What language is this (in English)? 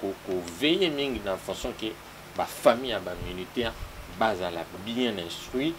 French